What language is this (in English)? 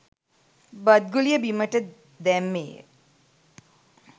Sinhala